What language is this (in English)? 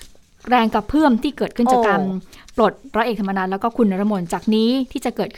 Thai